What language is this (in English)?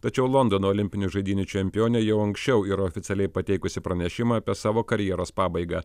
Lithuanian